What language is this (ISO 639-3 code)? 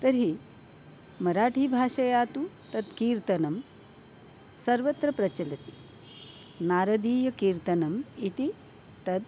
san